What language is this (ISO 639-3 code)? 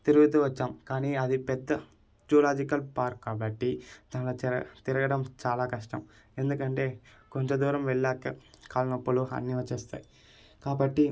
tel